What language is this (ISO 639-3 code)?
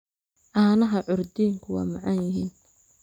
som